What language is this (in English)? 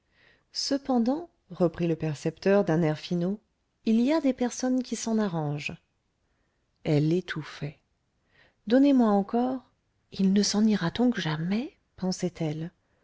French